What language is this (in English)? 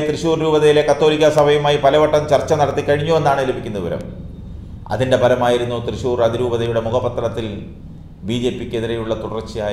Malayalam